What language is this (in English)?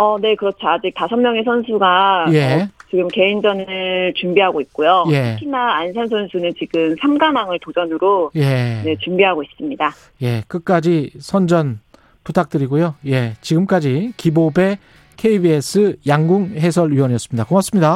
Korean